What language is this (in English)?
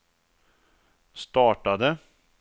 Swedish